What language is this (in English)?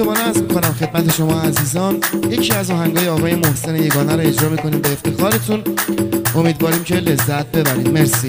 Persian